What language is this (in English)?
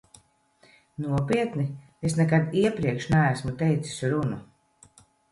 Latvian